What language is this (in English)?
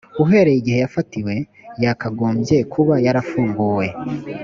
Kinyarwanda